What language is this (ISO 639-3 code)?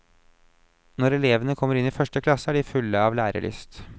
nor